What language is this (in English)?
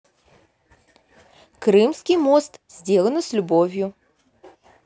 Russian